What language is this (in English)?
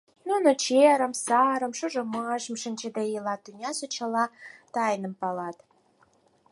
Mari